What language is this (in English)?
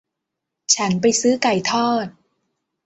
Thai